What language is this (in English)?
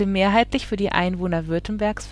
German